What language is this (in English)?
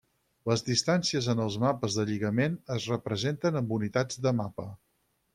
Catalan